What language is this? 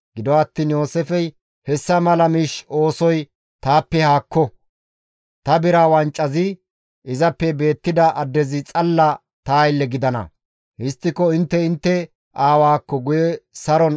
Gamo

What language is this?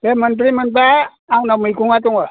Bodo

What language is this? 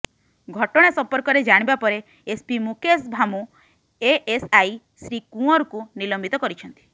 Odia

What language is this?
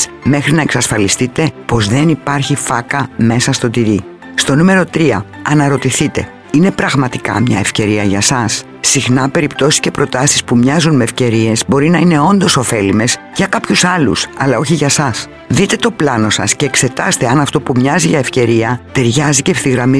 Greek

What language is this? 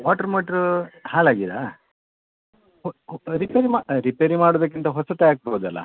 Kannada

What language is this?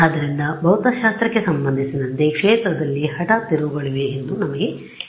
Kannada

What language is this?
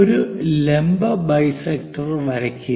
Malayalam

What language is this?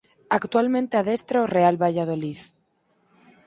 Galician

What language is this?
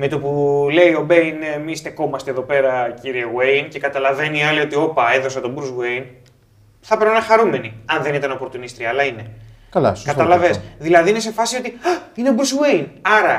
Greek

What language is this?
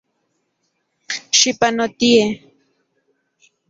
Central Puebla Nahuatl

